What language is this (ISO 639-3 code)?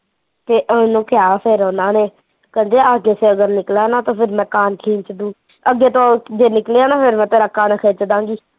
pan